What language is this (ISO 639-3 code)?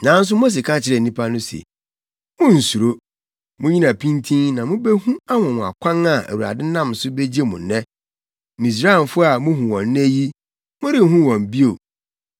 aka